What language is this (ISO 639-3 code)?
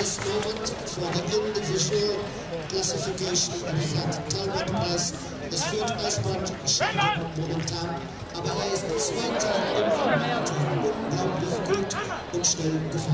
ell